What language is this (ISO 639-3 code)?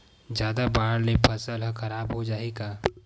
hne